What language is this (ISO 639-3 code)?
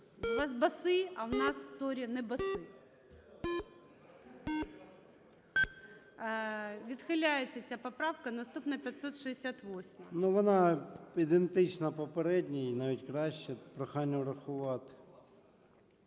ukr